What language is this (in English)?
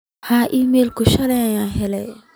Somali